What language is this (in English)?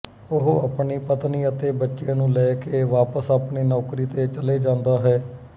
Punjabi